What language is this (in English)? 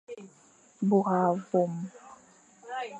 Fang